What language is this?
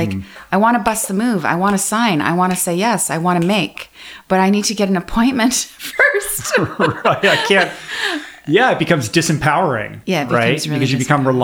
English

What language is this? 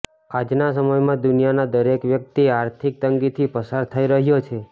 Gujarati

